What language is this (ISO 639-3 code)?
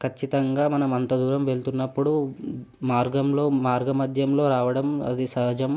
tel